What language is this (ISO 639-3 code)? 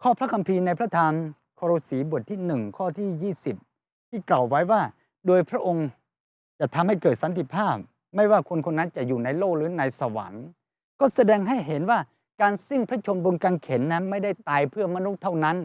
tha